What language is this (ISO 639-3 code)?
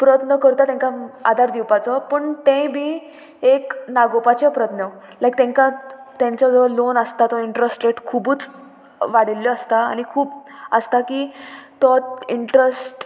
kok